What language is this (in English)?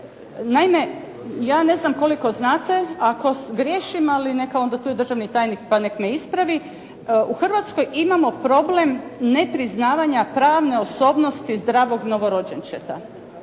Croatian